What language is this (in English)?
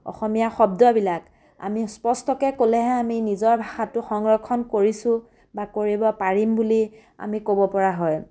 Assamese